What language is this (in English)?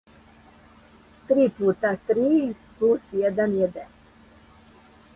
Serbian